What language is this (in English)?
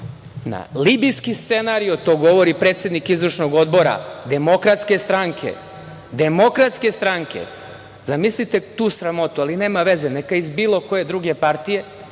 Serbian